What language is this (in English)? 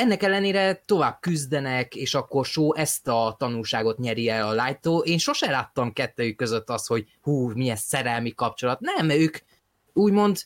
Hungarian